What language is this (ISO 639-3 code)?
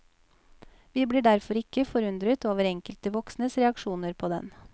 nor